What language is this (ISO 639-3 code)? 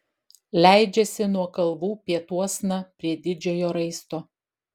lit